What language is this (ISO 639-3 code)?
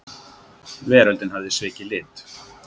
isl